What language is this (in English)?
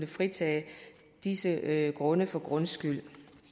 Danish